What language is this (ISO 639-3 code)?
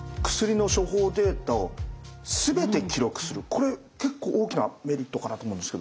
jpn